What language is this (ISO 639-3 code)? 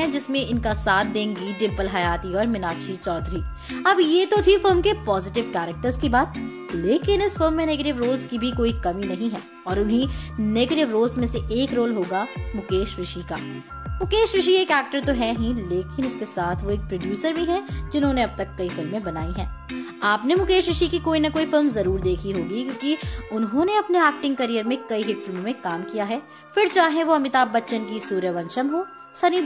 hin